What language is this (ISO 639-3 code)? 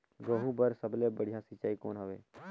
hne